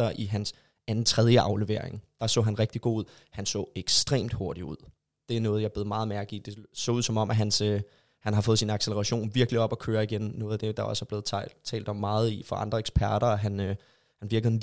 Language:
Danish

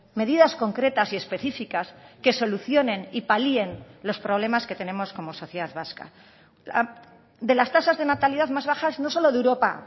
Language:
Spanish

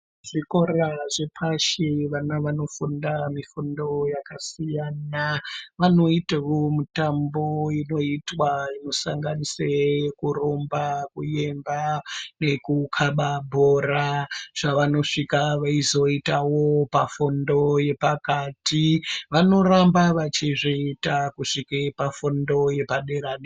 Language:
Ndau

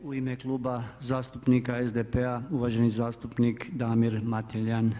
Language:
Croatian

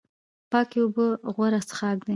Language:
Pashto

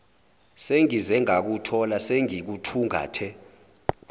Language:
Zulu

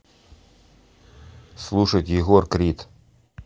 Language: Russian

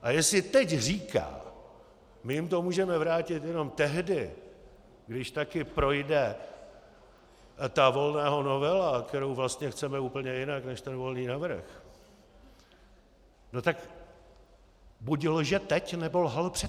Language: Czech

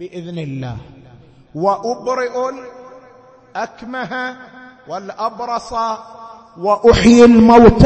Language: Arabic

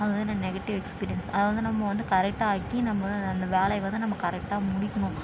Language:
Tamil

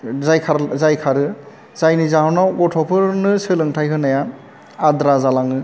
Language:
Bodo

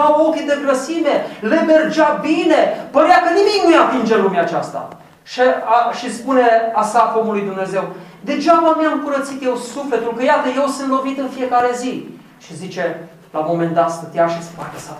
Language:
Romanian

